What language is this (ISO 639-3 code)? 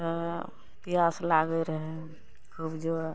mai